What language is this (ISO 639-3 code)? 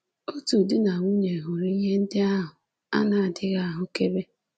ibo